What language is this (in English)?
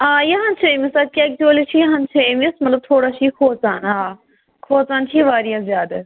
Kashmiri